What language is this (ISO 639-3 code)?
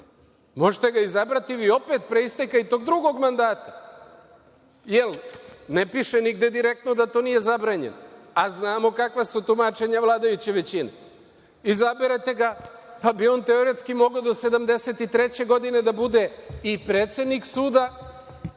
srp